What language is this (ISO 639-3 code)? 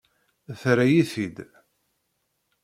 kab